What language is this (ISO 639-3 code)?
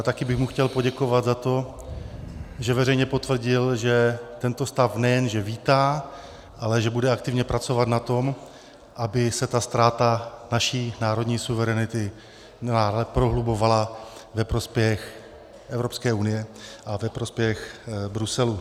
ces